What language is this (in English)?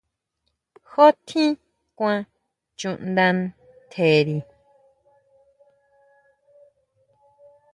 Huautla Mazatec